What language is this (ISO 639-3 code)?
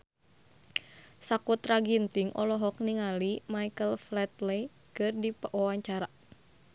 sun